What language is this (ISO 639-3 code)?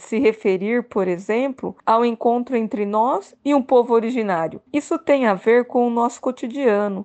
por